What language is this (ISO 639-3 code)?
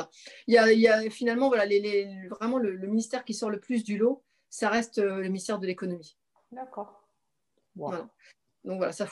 fra